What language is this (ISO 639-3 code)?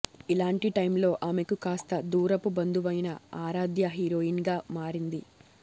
tel